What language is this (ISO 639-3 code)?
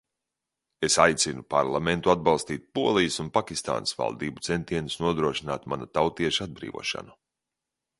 lav